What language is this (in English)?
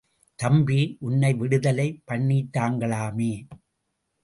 Tamil